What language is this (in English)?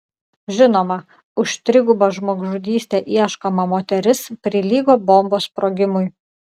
Lithuanian